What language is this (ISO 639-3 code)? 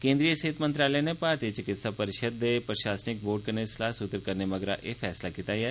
doi